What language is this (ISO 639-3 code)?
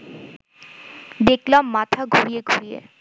ben